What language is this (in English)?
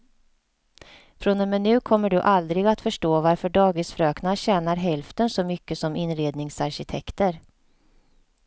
Swedish